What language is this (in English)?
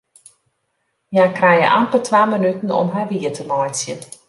Western Frisian